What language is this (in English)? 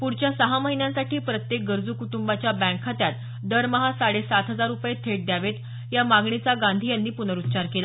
Marathi